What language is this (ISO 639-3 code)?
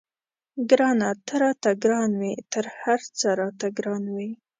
pus